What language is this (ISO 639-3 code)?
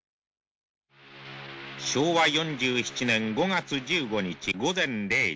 jpn